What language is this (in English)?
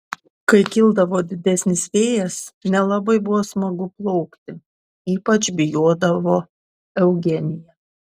Lithuanian